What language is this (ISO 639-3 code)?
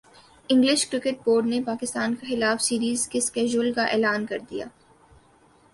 urd